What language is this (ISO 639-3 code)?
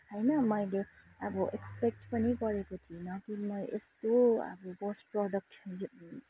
nep